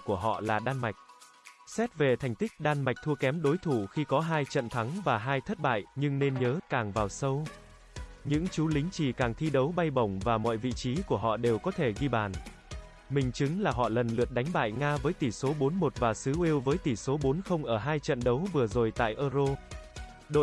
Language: Vietnamese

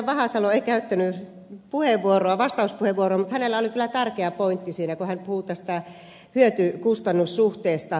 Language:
Finnish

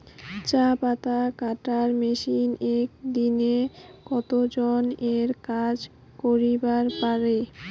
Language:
Bangla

